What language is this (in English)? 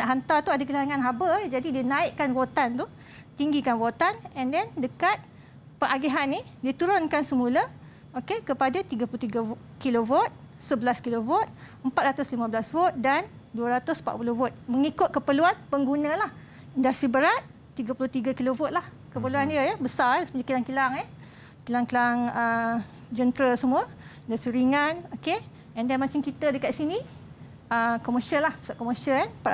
Malay